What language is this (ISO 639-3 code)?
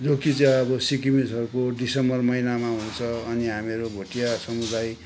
nep